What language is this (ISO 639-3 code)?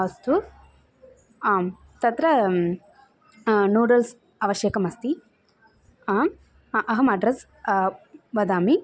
san